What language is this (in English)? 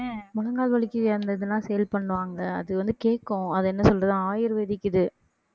Tamil